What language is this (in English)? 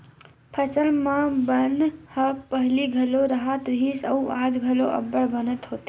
Chhattisgarhi